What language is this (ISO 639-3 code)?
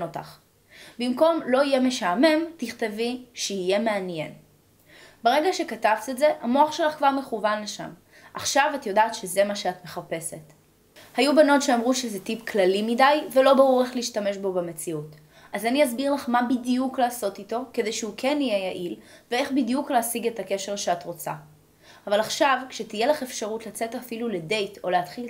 heb